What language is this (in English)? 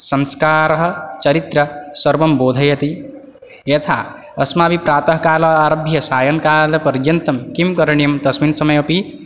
Sanskrit